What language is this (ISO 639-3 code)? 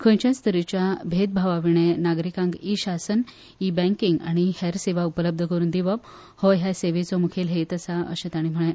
kok